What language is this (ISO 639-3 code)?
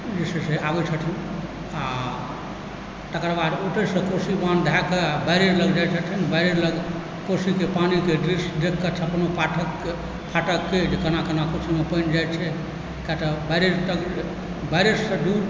mai